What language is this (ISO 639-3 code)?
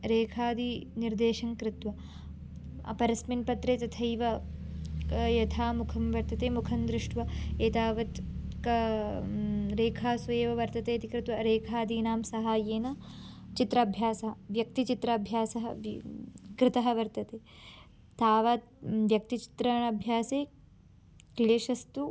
san